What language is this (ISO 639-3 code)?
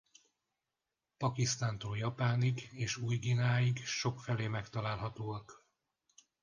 hun